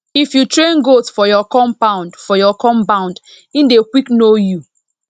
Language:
Nigerian Pidgin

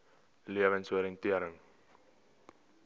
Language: Afrikaans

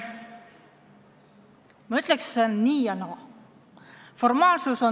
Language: Estonian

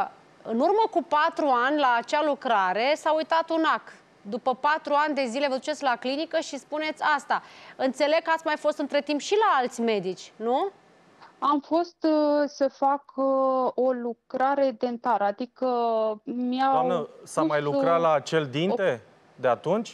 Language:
Romanian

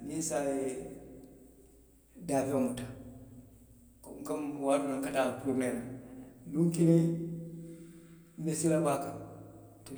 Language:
Western Maninkakan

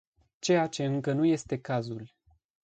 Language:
Romanian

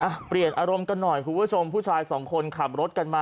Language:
Thai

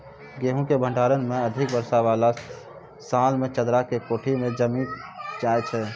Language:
Maithili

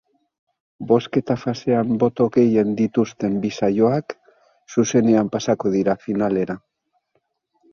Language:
Basque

